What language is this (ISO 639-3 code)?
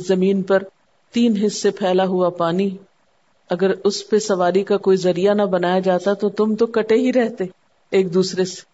urd